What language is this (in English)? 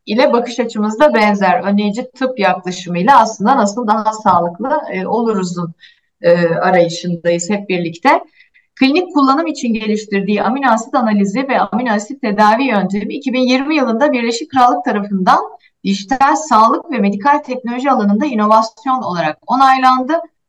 Turkish